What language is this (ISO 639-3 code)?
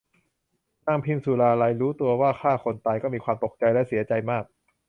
tha